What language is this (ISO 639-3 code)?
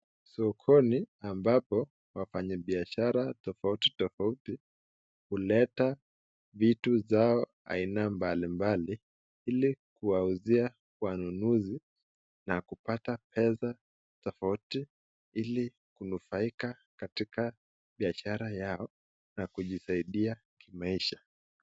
swa